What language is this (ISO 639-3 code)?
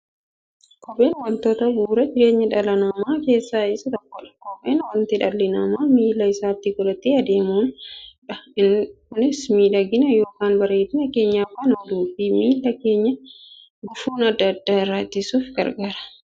orm